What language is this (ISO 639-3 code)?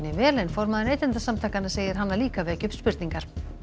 isl